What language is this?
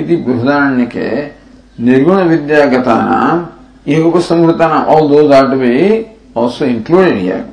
English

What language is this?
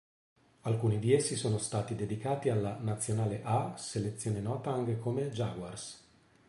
Italian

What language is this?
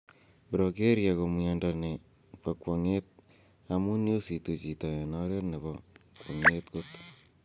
Kalenjin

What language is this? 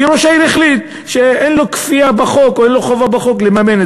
Hebrew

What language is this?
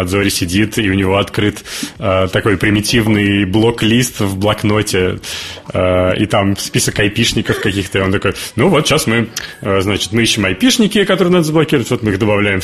Russian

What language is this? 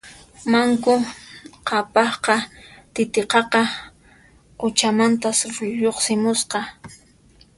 Puno Quechua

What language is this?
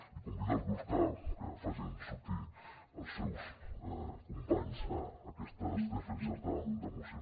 Catalan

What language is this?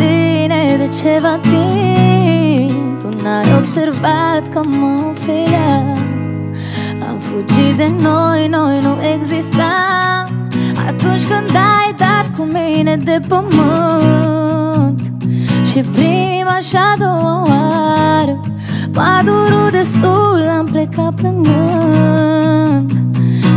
Romanian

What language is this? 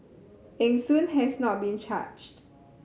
English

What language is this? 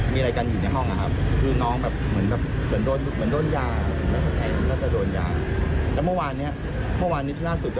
Thai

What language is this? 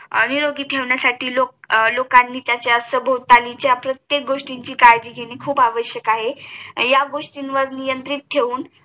Marathi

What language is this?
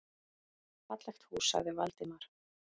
Icelandic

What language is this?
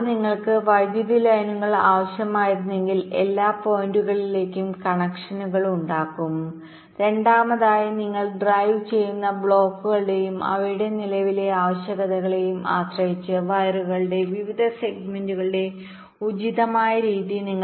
Malayalam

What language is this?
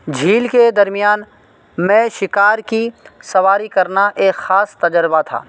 Urdu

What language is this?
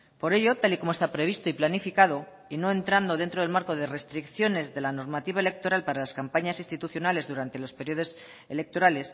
Spanish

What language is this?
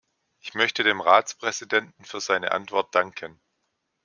German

